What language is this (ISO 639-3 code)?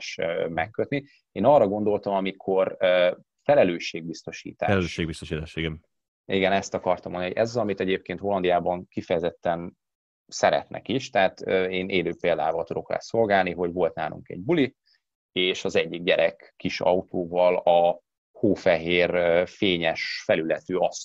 hun